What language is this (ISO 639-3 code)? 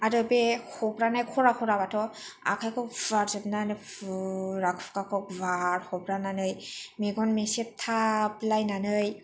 brx